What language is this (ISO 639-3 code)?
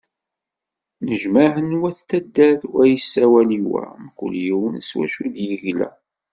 kab